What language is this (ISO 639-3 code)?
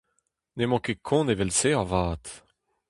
bre